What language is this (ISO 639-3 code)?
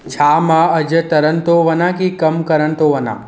snd